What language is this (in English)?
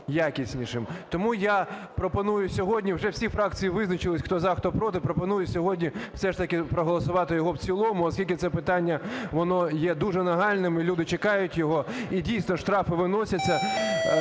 Ukrainian